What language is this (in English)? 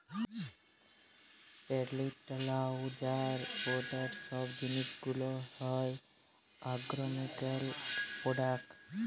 Bangla